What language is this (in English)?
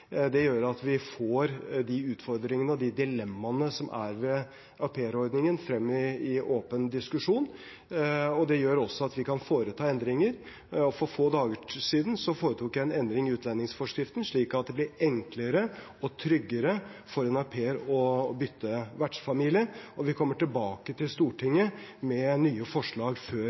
Norwegian Bokmål